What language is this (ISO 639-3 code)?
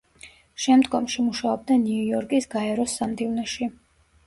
kat